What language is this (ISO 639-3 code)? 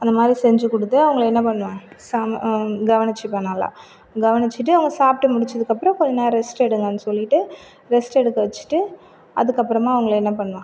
tam